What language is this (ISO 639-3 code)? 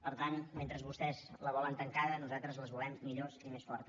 cat